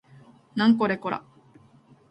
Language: Japanese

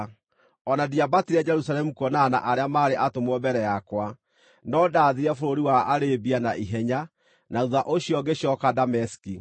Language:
Kikuyu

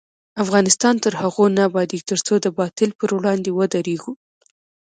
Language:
Pashto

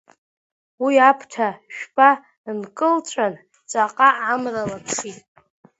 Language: Abkhazian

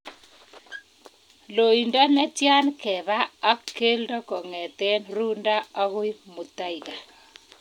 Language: Kalenjin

